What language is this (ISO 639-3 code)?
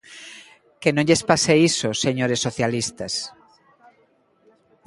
glg